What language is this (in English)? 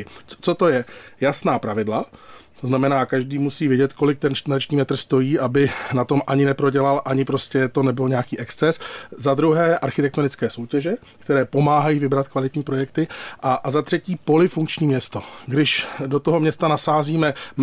Czech